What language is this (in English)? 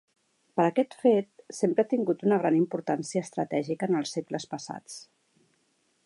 Catalan